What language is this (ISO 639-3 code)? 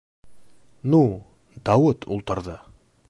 bak